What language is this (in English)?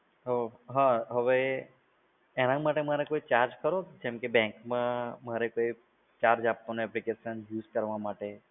Gujarati